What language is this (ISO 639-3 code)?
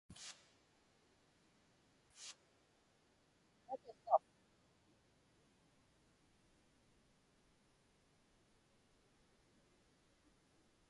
ipk